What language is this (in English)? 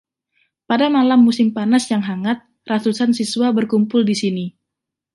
Indonesian